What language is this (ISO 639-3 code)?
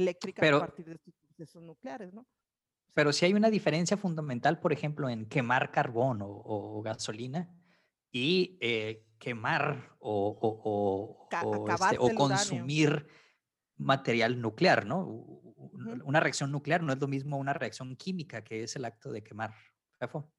spa